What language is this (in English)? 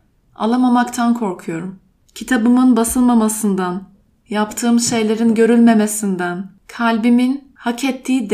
Turkish